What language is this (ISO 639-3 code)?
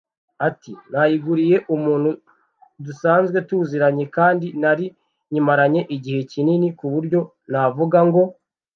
kin